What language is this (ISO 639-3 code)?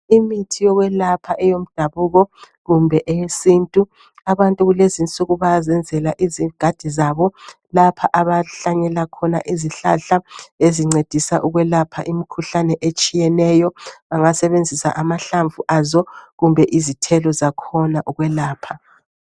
nde